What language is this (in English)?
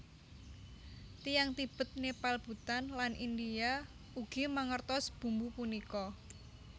Javanese